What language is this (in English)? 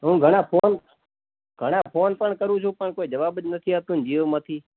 Gujarati